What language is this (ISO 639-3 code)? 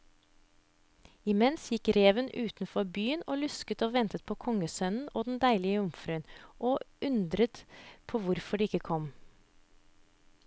nor